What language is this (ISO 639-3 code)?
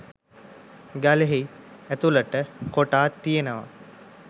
sin